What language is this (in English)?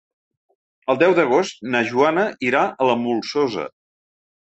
Catalan